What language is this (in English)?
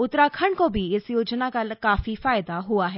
Hindi